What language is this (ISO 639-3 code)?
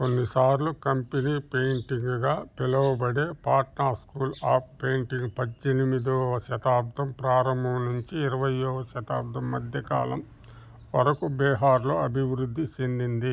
tel